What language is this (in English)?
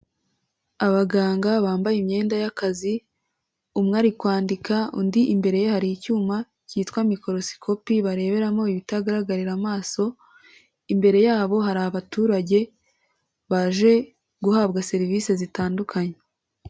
Kinyarwanda